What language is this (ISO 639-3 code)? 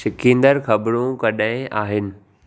snd